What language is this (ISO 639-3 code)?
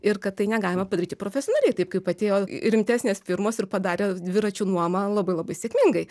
lit